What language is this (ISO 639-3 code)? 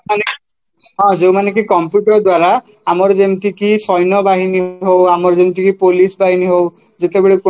ori